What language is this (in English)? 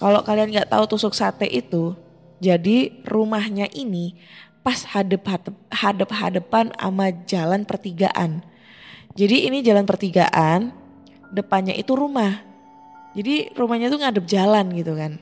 Indonesian